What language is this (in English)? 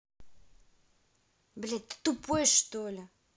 Russian